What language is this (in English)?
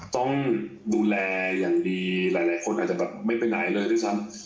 Thai